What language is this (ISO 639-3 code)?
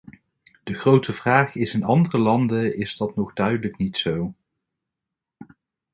nld